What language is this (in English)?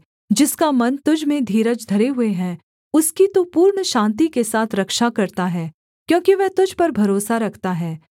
Hindi